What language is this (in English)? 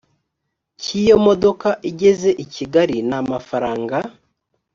Kinyarwanda